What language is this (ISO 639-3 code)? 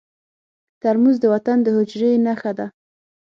pus